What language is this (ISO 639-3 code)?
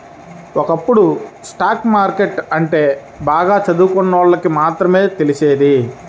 tel